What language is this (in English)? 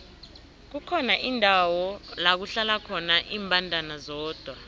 South Ndebele